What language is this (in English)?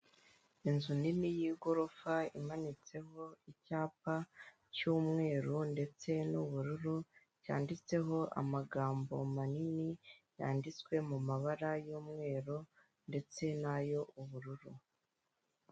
Kinyarwanda